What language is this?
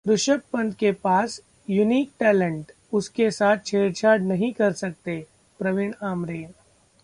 Hindi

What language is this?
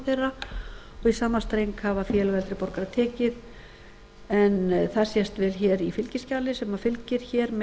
Icelandic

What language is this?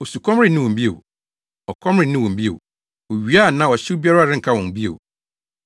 Akan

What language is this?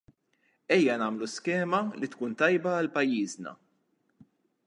Maltese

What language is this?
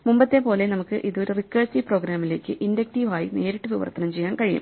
Malayalam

